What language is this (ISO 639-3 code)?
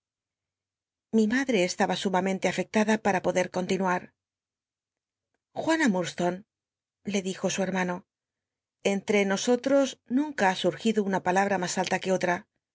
spa